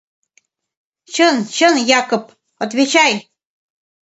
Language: Mari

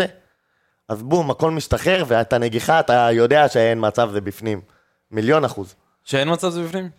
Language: Hebrew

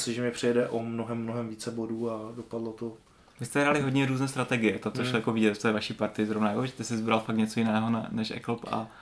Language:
Czech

